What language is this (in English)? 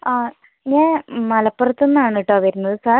Malayalam